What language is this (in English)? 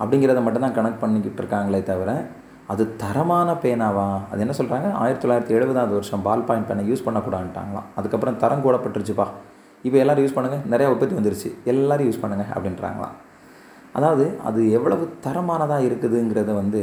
Tamil